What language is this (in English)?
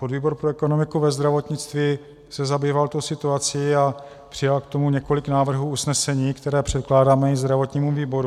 Czech